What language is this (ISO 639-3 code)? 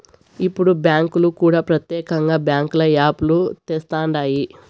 tel